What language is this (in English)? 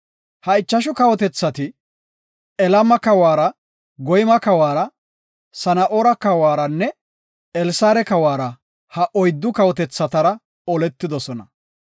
Gofa